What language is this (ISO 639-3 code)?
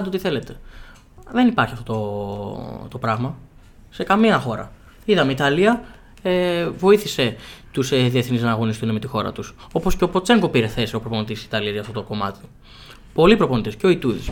ell